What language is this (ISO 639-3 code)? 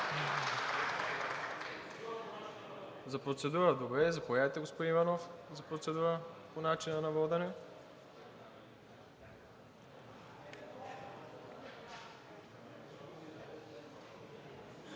bul